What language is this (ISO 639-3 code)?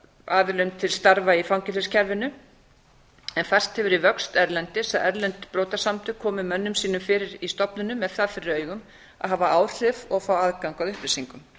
isl